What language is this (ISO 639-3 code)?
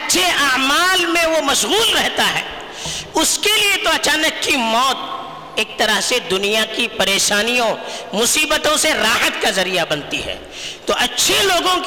urd